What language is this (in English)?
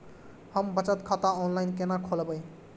Maithili